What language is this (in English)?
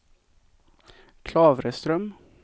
Swedish